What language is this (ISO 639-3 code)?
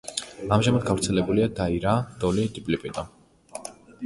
kat